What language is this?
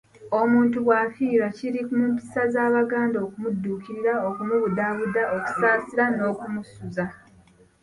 Ganda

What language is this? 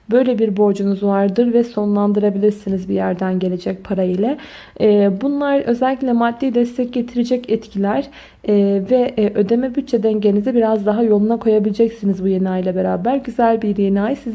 Turkish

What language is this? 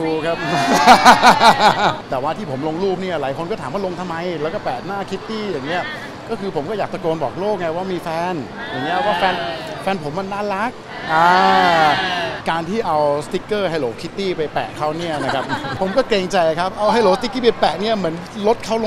Thai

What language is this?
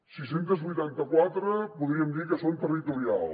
Catalan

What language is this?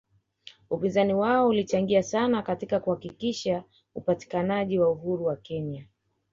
Swahili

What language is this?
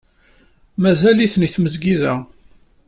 Kabyle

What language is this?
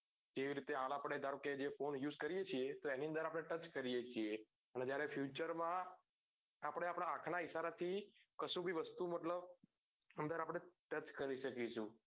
Gujarati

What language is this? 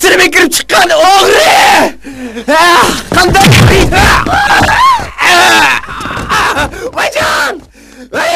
Turkish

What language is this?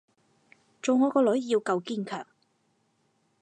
Cantonese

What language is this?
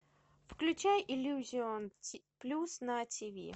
Russian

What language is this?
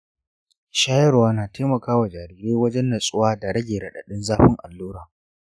Hausa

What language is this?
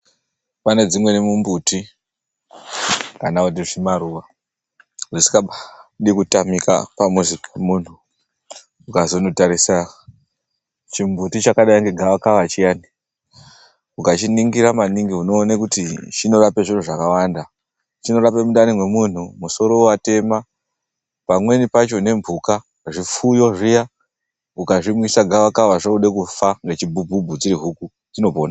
Ndau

